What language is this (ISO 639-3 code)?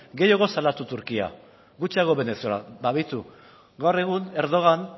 eus